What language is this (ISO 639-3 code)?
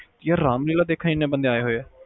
pan